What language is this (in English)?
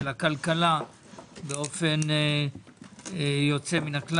Hebrew